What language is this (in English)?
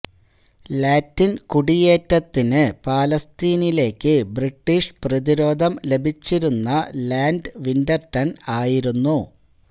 Malayalam